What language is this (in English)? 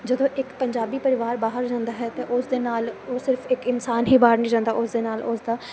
Punjabi